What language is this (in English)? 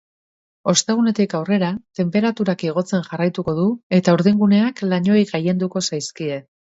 Basque